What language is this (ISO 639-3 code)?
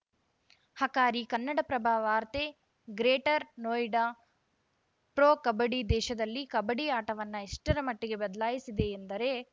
kan